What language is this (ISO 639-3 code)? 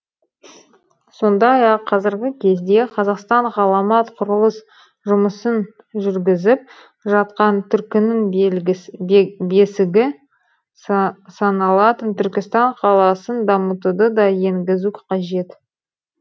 kaz